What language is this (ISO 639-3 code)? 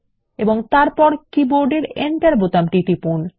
ben